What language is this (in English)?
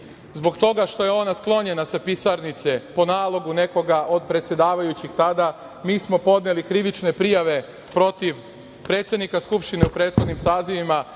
Serbian